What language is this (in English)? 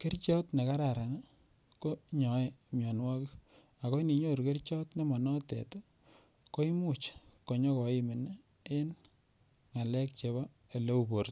Kalenjin